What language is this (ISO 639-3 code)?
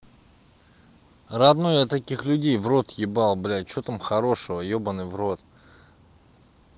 rus